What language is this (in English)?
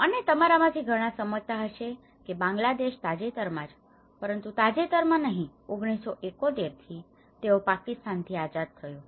Gujarati